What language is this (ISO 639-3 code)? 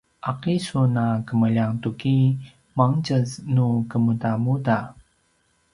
pwn